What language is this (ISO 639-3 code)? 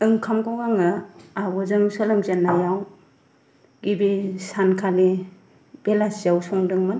brx